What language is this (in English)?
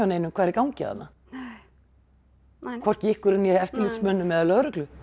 Icelandic